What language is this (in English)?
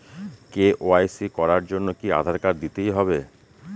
Bangla